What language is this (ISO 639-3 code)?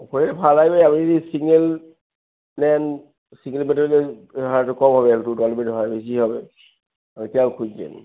ben